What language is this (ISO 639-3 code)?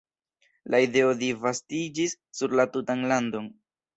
epo